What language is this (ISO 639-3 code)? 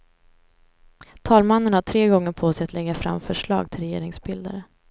swe